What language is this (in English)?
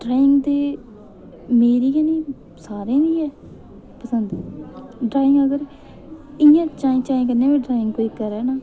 Dogri